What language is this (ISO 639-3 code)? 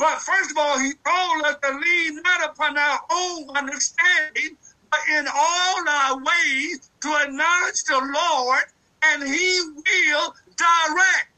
eng